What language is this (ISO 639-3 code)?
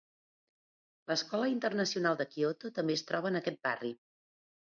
cat